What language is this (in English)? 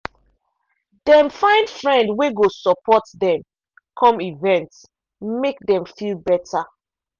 Nigerian Pidgin